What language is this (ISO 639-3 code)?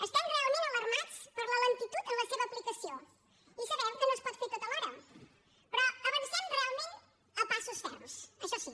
cat